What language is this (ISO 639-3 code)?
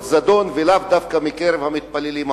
heb